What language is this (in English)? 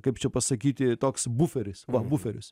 Lithuanian